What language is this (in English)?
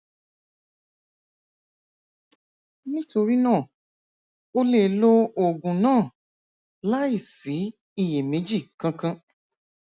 Yoruba